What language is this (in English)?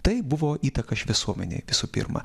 Lithuanian